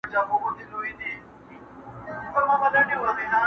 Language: Pashto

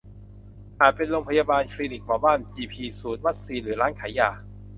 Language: Thai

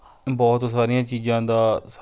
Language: Punjabi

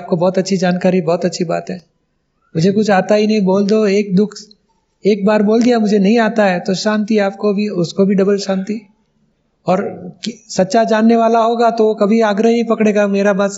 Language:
Hindi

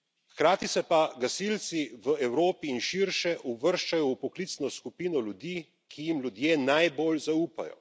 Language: Slovenian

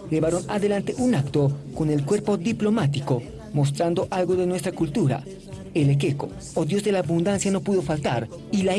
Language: Spanish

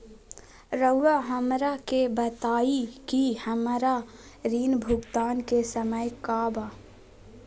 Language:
Magahi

